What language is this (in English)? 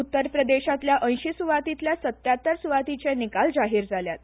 Konkani